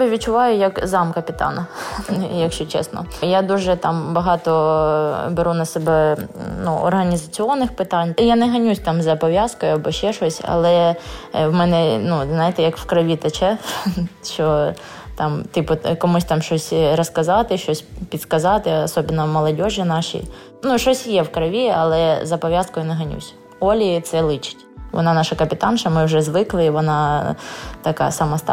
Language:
Ukrainian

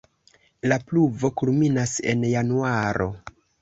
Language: Esperanto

